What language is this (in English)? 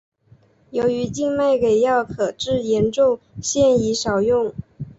Chinese